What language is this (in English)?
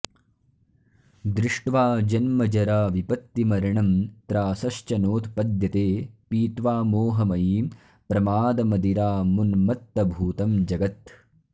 Sanskrit